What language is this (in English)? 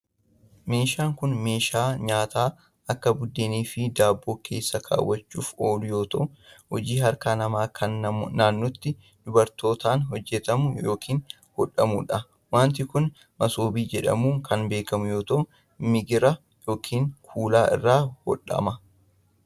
Oromo